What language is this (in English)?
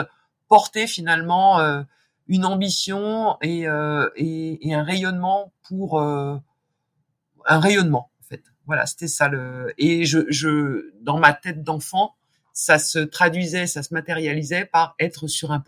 French